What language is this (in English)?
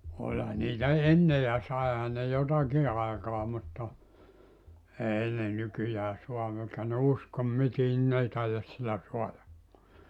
Finnish